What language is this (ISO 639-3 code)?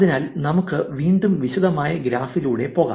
mal